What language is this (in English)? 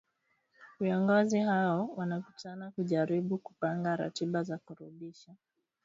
Swahili